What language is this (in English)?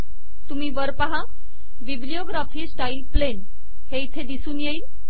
Marathi